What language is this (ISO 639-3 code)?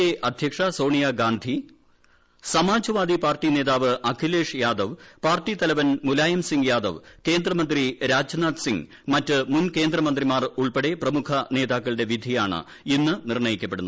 mal